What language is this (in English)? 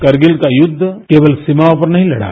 Hindi